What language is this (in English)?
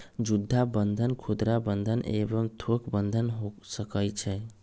Magahi